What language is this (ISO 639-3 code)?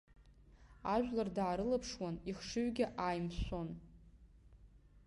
abk